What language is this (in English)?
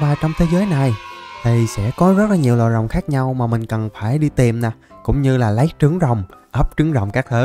Vietnamese